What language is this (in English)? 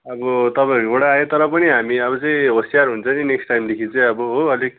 Nepali